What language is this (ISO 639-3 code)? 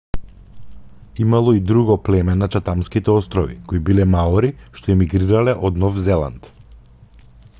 mkd